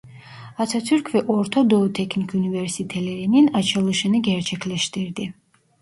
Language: Turkish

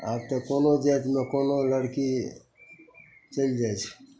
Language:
Maithili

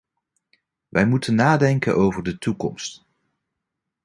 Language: Dutch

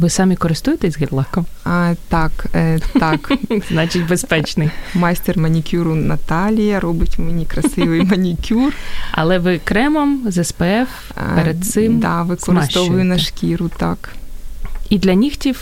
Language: Ukrainian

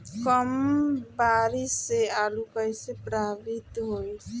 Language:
Bhojpuri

